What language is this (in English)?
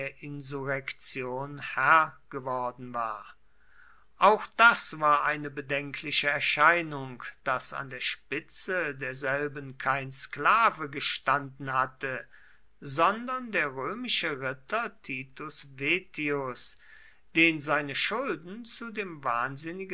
German